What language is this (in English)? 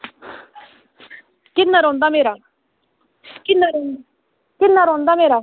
Dogri